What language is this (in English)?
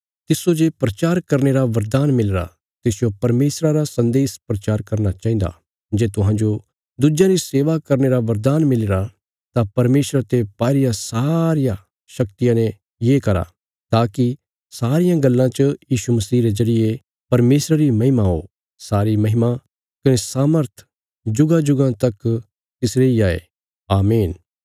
Bilaspuri